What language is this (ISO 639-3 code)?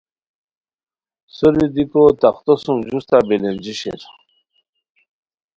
khw